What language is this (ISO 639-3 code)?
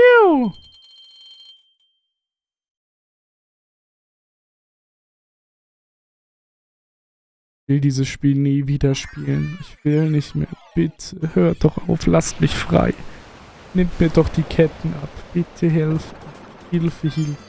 deu